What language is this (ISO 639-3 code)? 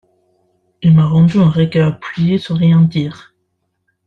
fra